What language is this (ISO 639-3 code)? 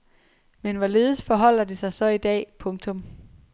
dan